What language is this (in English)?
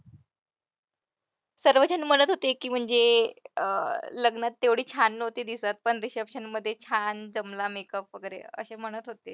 Marathi